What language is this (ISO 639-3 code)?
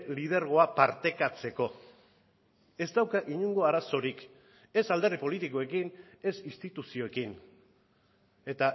eus